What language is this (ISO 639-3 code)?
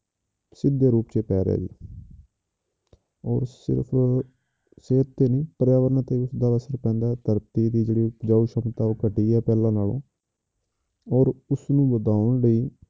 pan